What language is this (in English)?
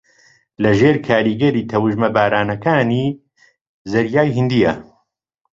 Central Kurdish